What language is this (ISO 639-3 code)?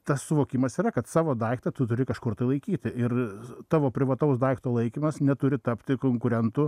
lit